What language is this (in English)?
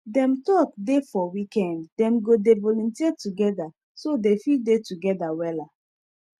Nigerian Pidgin